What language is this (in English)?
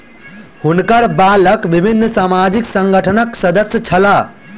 Maithili